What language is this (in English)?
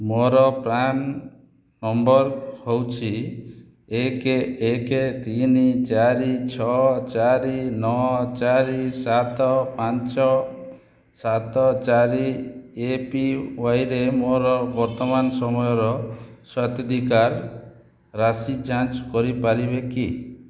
Odia